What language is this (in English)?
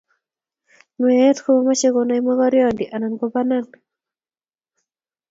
Kalenjin